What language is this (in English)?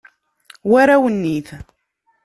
Kabyle